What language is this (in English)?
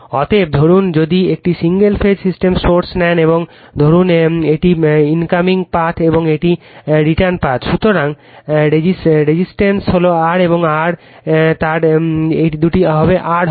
Bangla